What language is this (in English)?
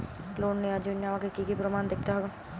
Bangla